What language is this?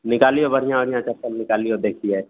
Maithili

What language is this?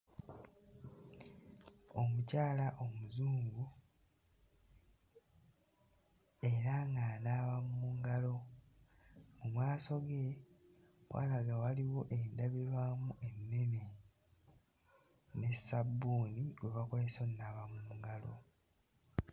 Ganda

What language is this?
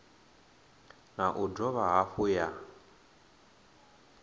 Venda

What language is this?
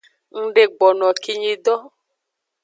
Aja (Benin)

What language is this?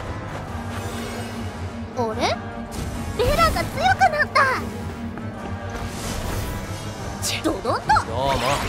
Japanese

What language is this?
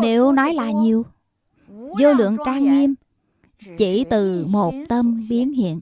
Vietnamese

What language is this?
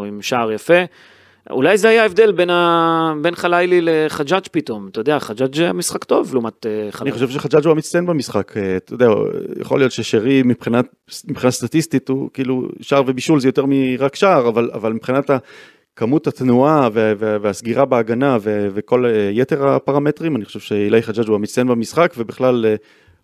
Hebrew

